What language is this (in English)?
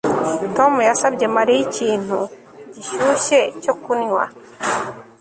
Kinyarwanda